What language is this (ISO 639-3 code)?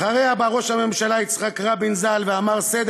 heb